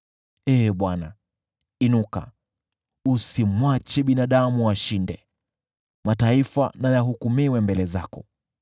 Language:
Swahili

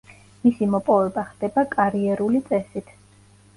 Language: Georgian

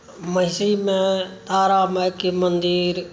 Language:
Maithili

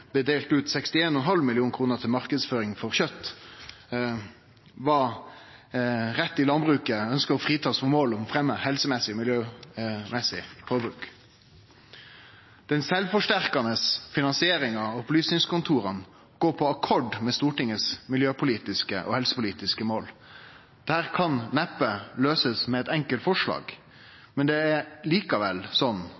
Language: Norwegian Nynorsk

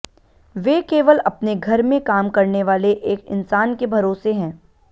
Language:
Hindi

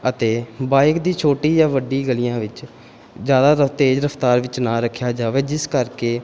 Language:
Punjabi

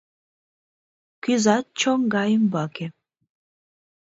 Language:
Mari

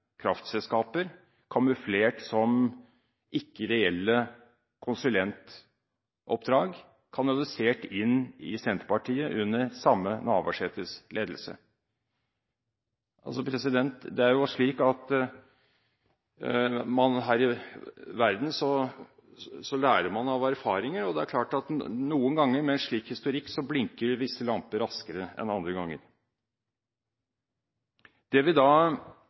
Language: Norwegian Bokmål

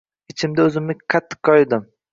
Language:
Uzbek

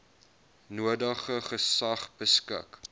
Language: Afrikaans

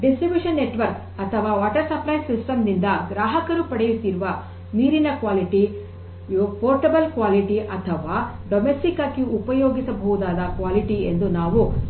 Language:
Kannada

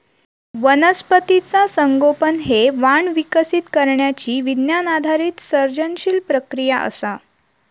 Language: Marathi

